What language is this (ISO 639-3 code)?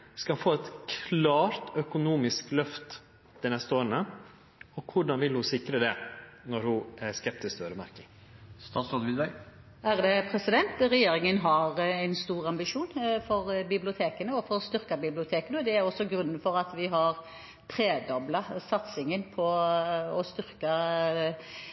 nor